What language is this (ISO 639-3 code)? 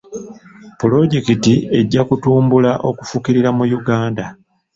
lug